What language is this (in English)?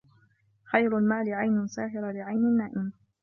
Arabic